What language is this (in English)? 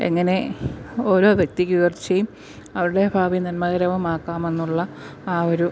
Malayalam